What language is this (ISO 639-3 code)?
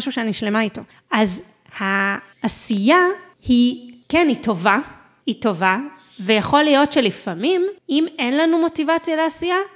heb